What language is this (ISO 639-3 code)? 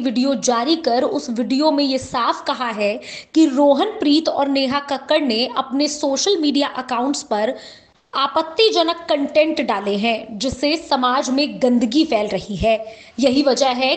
hin